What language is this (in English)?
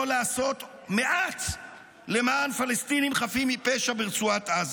Hebrew